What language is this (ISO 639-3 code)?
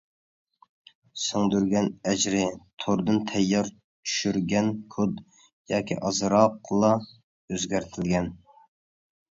uig